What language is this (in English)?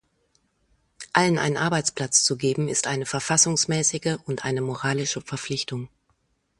German